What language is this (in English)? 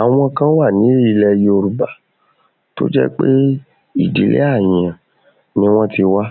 Yoruba